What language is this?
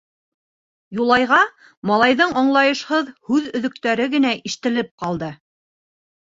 Bashkir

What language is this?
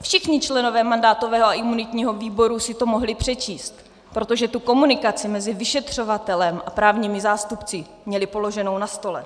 Czech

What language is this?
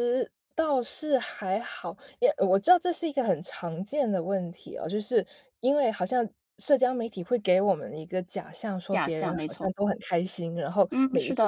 Chinese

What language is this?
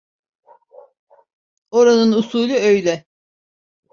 Turkish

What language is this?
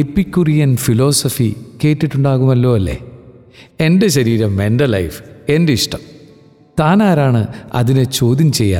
Malayalam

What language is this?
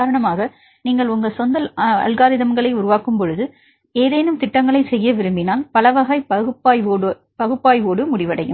Tamil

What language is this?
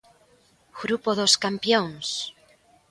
Galician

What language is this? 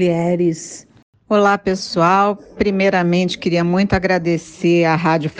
Portuguese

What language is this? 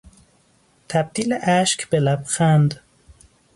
Persian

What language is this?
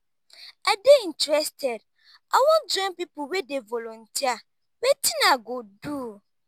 Nigerian Pidgin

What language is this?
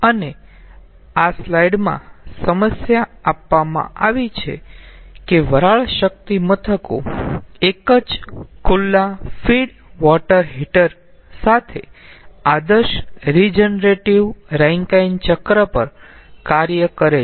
Gujarati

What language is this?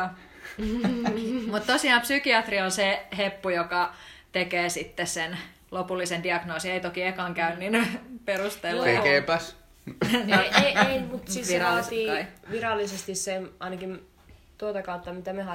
Finnish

